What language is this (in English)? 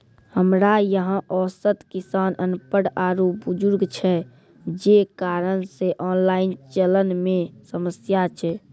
Maithili